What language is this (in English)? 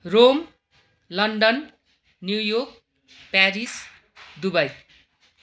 Nepali